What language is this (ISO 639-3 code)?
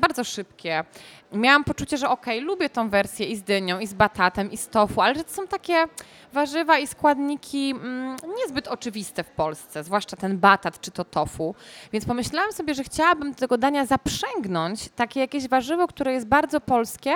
pol